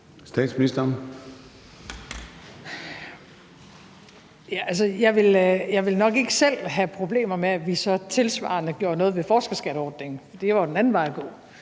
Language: Danish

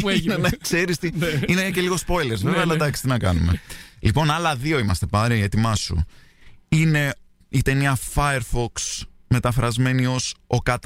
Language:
Greek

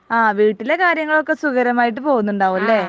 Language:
Malayalam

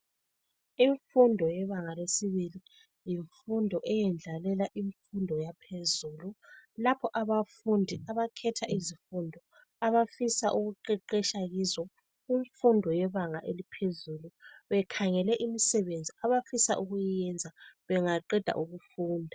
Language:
North Ndebele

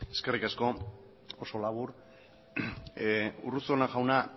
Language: Basque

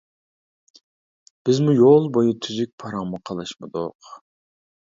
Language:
Uyghur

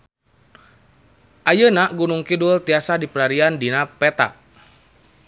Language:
Sundanese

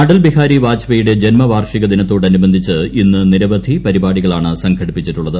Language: Malayalam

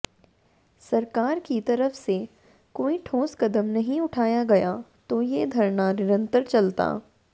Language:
Hindi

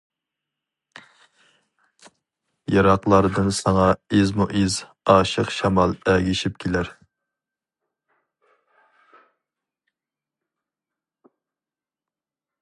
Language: Uyghur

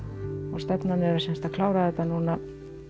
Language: Icelandic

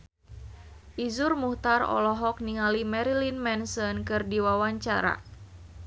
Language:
Sundanese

